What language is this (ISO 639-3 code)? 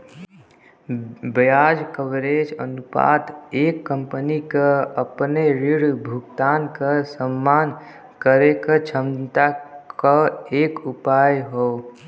bho